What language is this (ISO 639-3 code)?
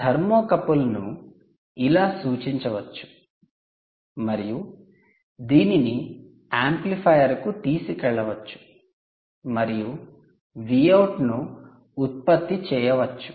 tel